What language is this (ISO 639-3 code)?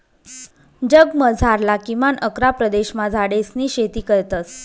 mar